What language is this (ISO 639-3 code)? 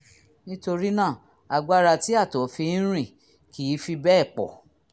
yor